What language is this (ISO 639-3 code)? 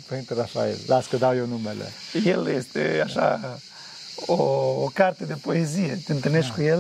ron